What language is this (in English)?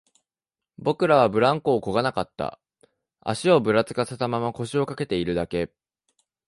Japanese